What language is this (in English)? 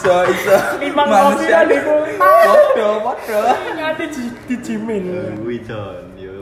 Indonesian